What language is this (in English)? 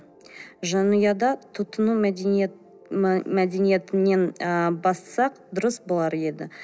Kazakh